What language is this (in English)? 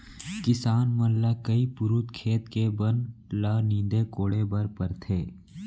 Chhattisgarhi